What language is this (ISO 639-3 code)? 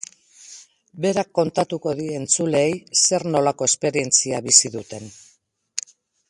eus